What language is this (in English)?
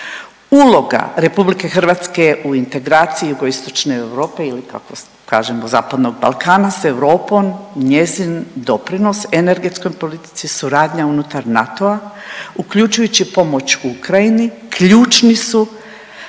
Croatian